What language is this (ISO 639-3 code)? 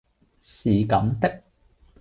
yue